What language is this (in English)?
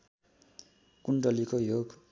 Nepali